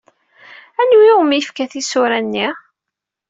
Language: Kabyle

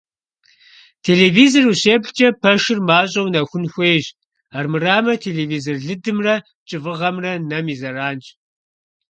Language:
Kabardian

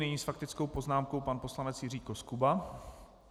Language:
Czech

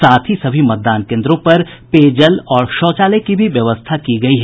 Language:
Hindi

